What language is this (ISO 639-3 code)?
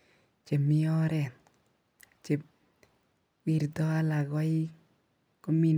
kln